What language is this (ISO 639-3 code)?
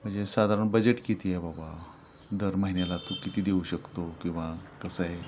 mar